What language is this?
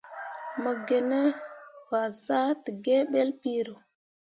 Mundang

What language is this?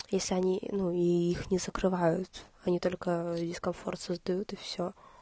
Russian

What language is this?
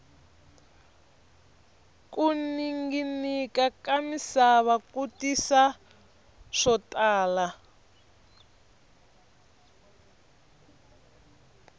Tsonga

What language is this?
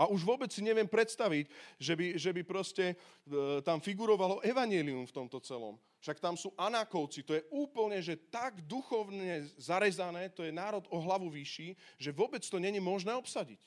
Slovak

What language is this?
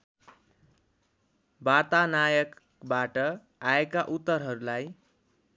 Nepali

